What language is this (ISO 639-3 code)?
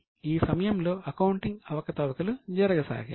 tel